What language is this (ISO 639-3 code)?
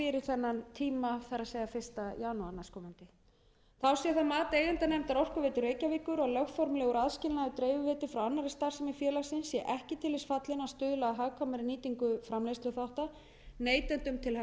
isl